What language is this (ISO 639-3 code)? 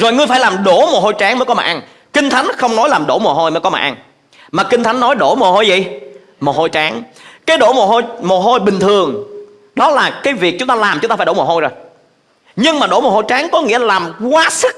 vie